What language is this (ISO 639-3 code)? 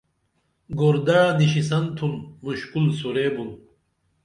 dml